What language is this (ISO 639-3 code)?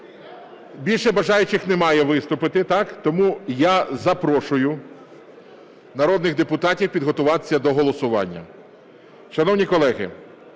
ukr